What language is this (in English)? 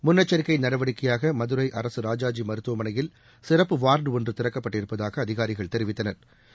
Tamil